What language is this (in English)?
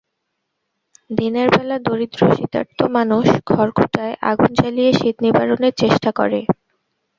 Bangla